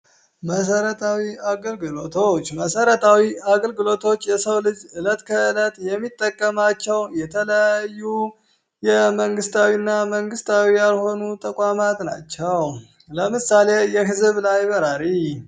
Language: Amharic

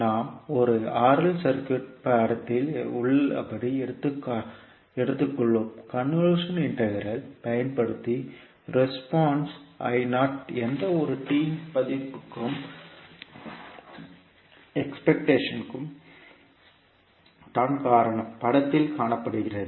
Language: Tamil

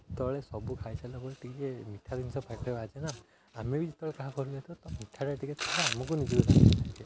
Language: Odia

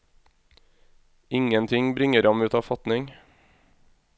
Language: Norwegian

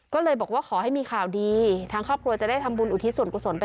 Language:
Thai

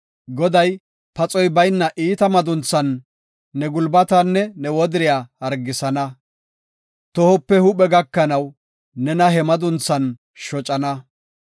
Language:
Gofa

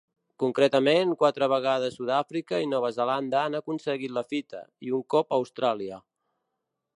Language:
Catalan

